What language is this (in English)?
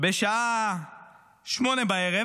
Hebrew